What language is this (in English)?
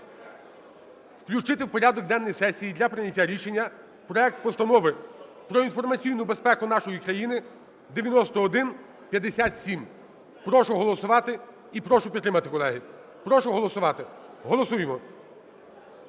Ukrainian